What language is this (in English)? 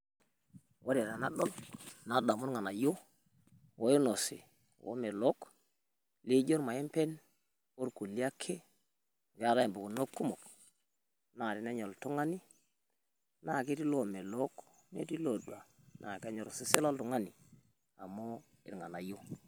Masai